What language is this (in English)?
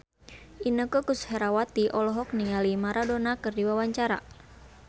Sundanese